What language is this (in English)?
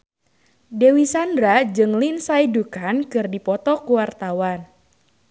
Sundanese